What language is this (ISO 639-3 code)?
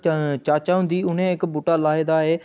doi